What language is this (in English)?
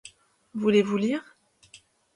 French